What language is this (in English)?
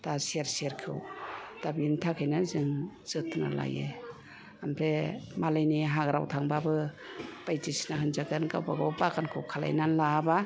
Bodo